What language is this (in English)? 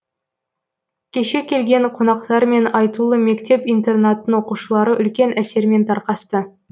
Kazakh